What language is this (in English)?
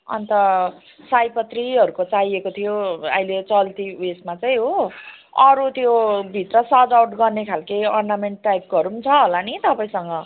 Nepali